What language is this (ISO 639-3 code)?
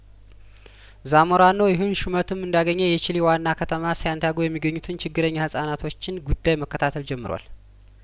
amh